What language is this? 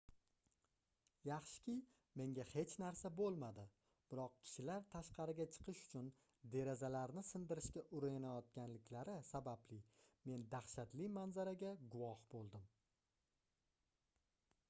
Uzbek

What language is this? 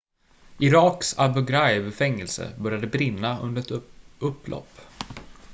Swedish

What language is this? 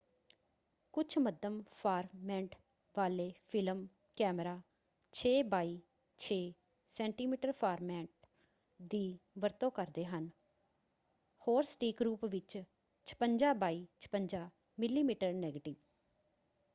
Punjabi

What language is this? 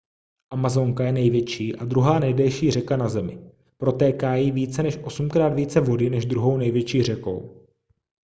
Czech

